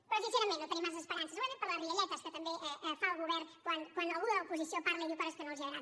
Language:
Catalan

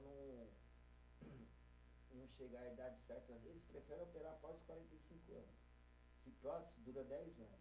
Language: Portuguese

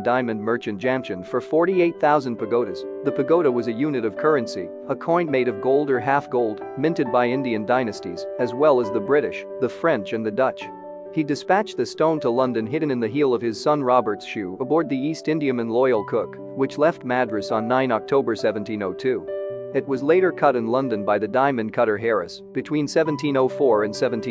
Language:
English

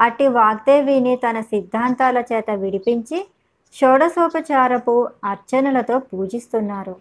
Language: Telugu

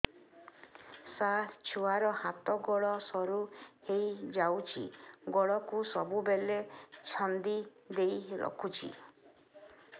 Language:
Odia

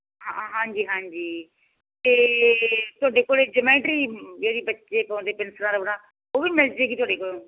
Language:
Punjabi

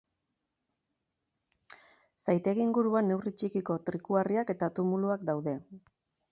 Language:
Basque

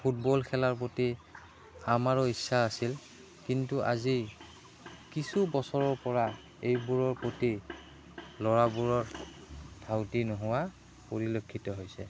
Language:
Assamese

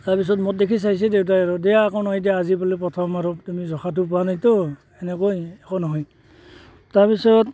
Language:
Assamese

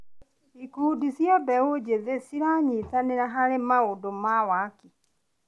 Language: Kikuyu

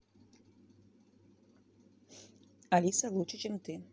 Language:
Russian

